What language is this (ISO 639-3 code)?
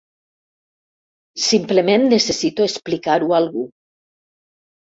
cat